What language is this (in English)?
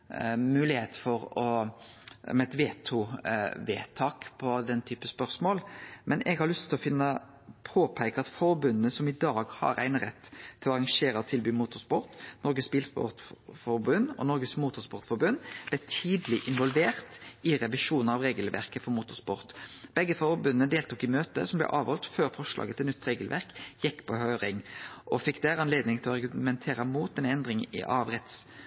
Norwegian Nynorsk